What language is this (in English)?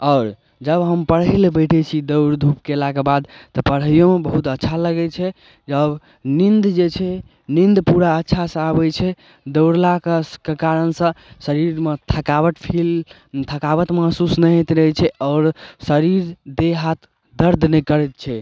Maithili